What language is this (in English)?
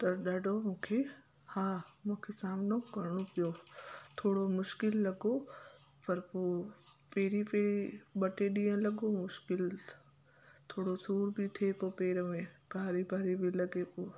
Sindhi